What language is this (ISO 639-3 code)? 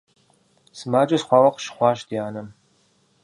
kbd